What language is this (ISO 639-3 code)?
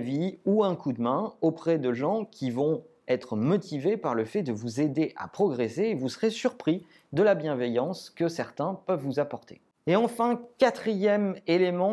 fra